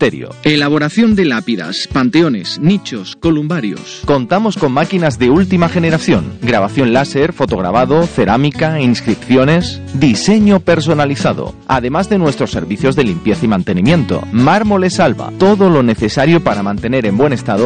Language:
Spanish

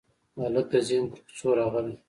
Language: Pashto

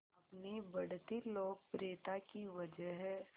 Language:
Hindi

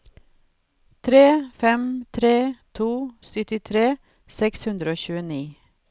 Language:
Norwegian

